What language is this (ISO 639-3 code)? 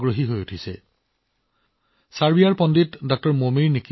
asm